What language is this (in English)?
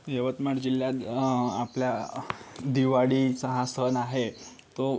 Marathi